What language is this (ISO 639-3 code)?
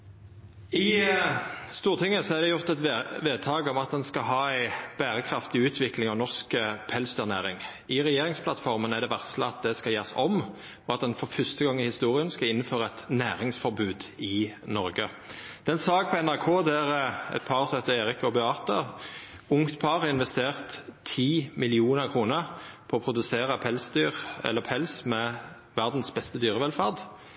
nor